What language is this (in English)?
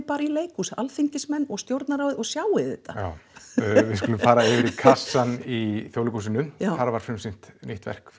Icelandic